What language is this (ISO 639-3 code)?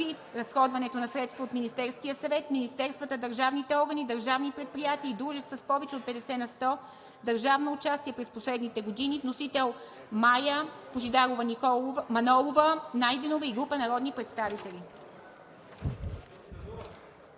bul